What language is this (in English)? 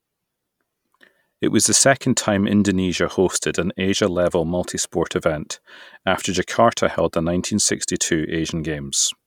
English